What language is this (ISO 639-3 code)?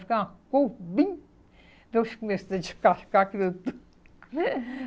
por